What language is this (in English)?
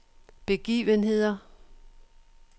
Danish